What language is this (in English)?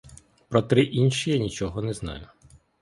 Ukrainian